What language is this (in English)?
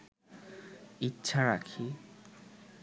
Bangla